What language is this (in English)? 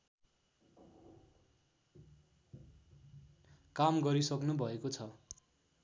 Nepali